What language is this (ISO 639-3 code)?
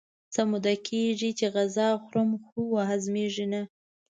pus